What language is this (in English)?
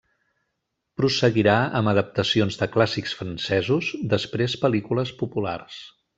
Catalan